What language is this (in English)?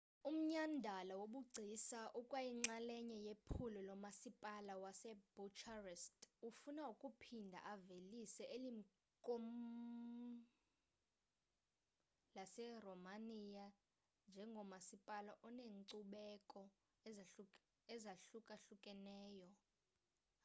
Xhosa